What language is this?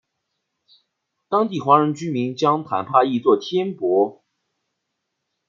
Chinese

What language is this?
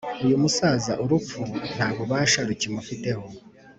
Kinyarwanda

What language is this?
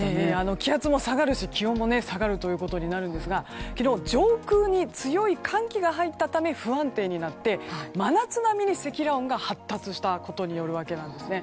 Japanese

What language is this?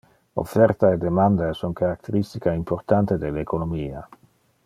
Interlingua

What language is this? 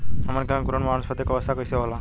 Bhojpuri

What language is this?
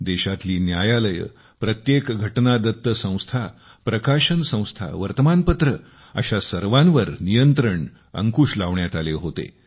Marathi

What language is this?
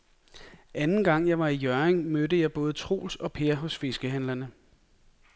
Danish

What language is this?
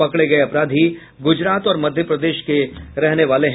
Hindi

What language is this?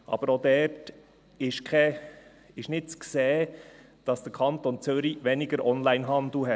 Swiss German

